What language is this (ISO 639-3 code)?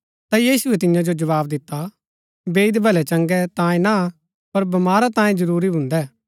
gbk